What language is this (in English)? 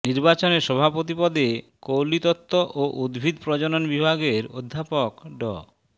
Bangla